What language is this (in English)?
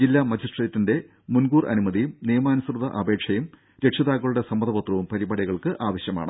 Malayalam